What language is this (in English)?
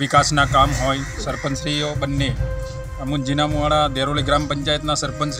Hindi